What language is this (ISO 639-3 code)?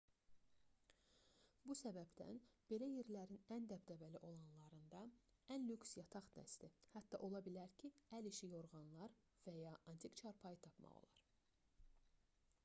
aze